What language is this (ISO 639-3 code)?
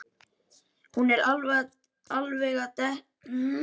isl